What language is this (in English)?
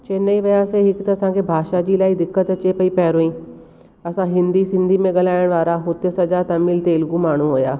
Sindhi